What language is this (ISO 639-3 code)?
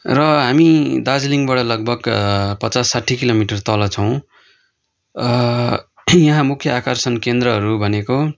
nep